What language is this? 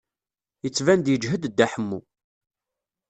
Kabyle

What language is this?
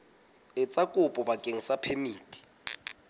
Southern Sotho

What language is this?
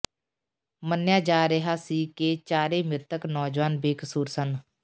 Punjabi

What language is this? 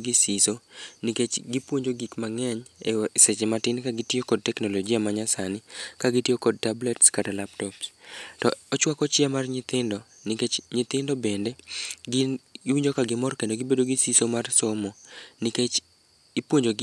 Luo (Kenya and Tanzania)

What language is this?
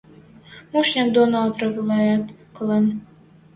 Western Mari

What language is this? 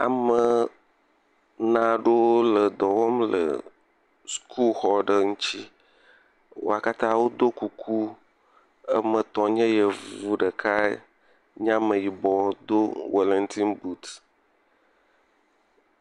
Ewe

